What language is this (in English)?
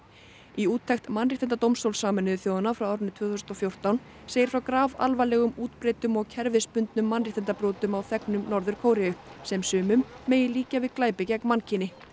Icelandic